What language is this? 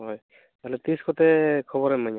Santali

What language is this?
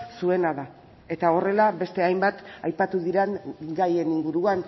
Basque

